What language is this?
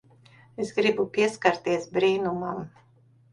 Latvian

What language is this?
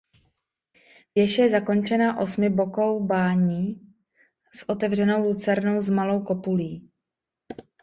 Czech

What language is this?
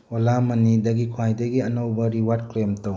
Manipuri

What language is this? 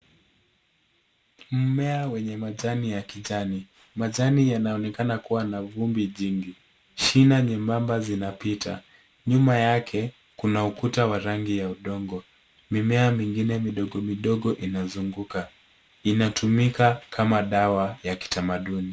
Swahili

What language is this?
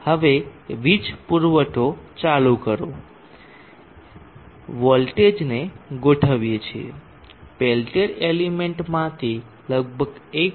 Gujarati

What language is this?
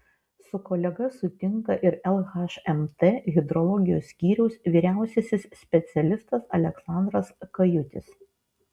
Lithuanian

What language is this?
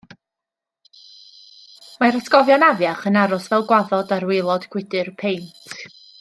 Welsh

